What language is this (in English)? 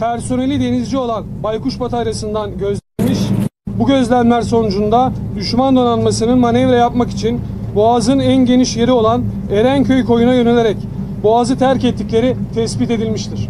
Turkish